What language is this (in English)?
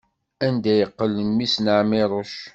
Kabyle